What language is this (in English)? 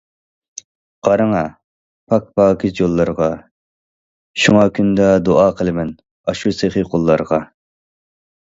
Uyghur